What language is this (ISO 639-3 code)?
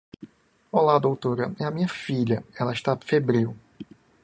por